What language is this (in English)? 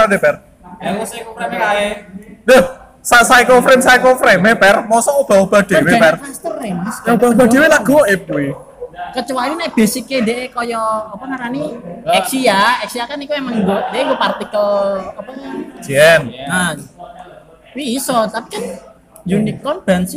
Indonesian